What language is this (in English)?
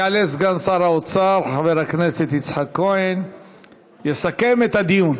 Hebrew